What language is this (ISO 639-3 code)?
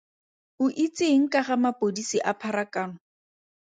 tsn